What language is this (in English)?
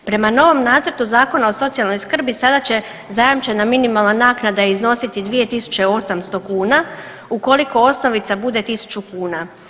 Croatian